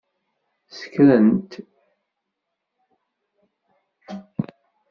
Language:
Kabyle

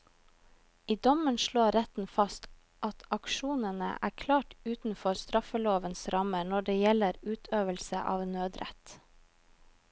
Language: Norwegian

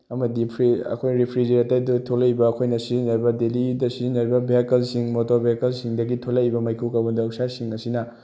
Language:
Manipuri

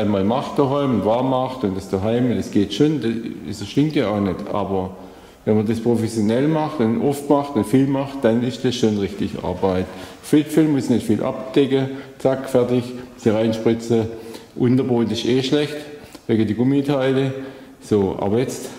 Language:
German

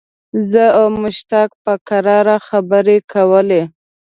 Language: Pashto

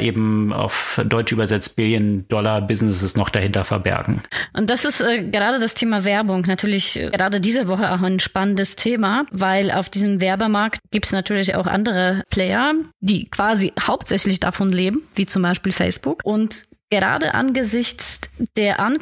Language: German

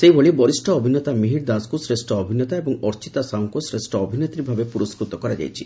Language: Odia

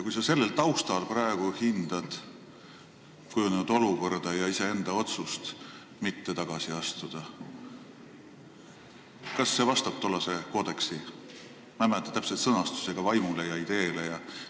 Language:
Estonian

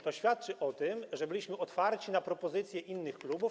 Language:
Polish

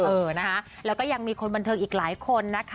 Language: Thai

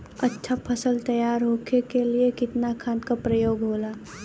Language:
Bhojpuri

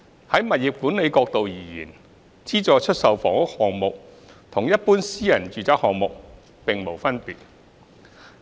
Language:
Cantonese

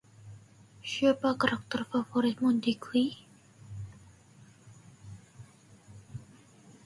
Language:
Indonesian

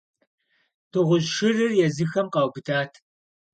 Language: Kabardian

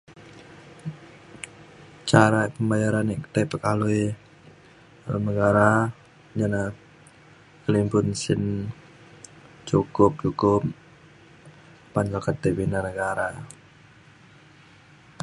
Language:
Mainstream Kenyah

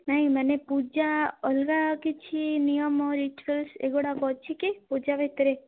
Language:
Odia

